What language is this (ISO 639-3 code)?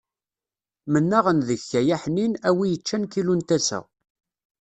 kab